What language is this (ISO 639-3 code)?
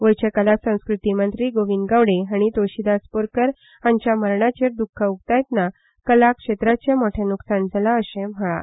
kok